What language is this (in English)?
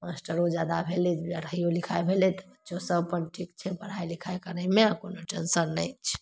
Maithili